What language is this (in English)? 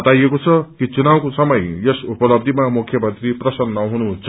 Nepali